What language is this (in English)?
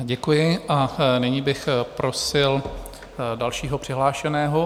Czech